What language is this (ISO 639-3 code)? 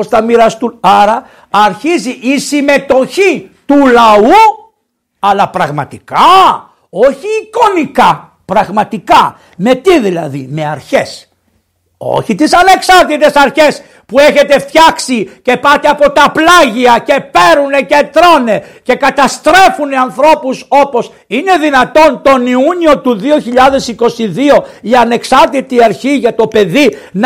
ell